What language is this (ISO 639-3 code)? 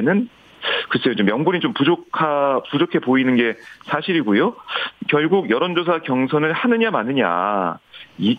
kor